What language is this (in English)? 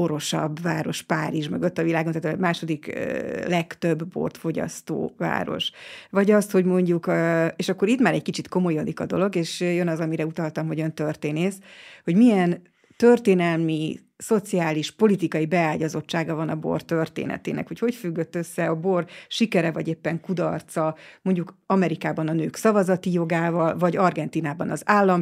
Hungarian